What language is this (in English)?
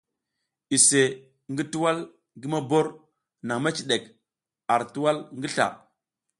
South Giziga